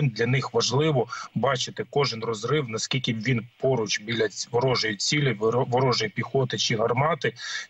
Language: Ukrainian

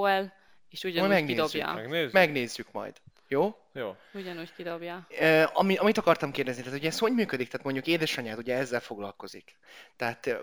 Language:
Hungarian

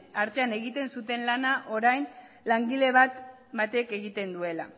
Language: Basque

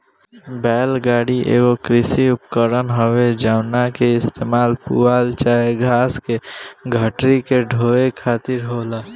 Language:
Bhojpuri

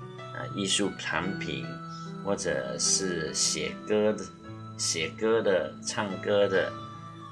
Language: Chinese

